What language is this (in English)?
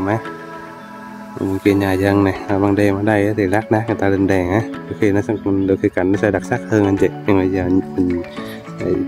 Vietnamese